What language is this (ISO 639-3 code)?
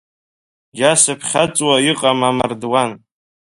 abk